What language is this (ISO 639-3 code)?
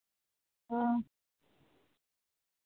doi